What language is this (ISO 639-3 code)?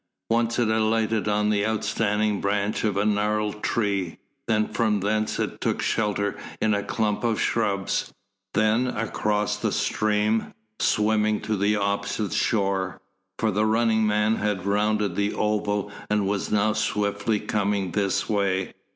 eng